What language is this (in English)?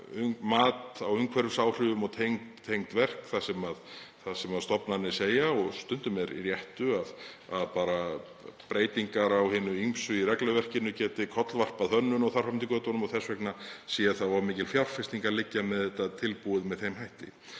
Icelandic